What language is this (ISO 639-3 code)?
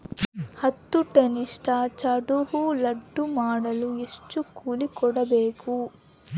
kan